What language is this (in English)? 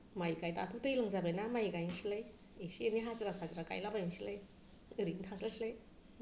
Bodo